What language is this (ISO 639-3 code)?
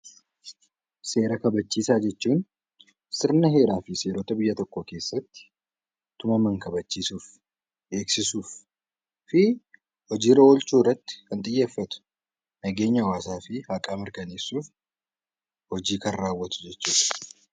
orm